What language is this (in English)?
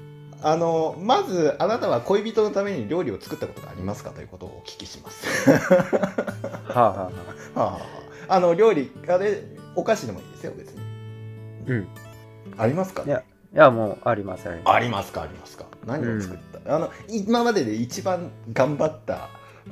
Japanese